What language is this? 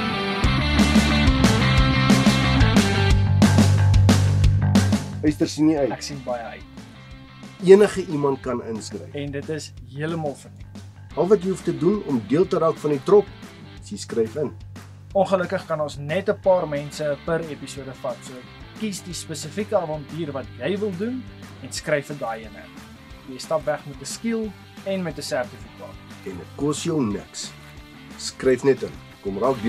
Dutch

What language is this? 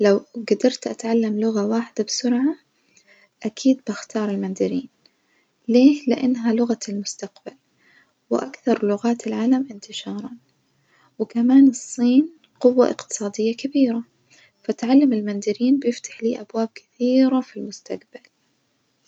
Najdi Arabic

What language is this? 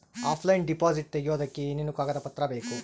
Kannada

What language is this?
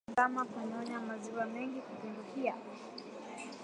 Swahili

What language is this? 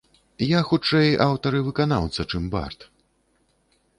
Belarusian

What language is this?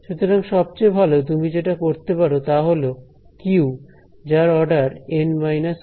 Bangla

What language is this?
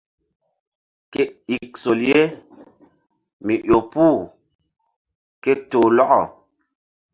Mbum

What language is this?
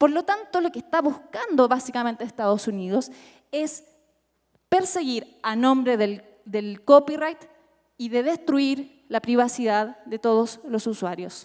Spanish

